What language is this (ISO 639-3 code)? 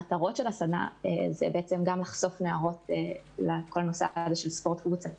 heb